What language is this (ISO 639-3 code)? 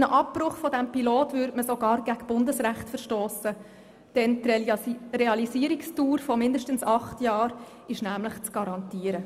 gsw